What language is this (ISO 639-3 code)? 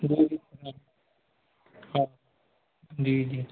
snd